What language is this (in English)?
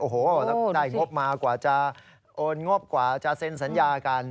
Thai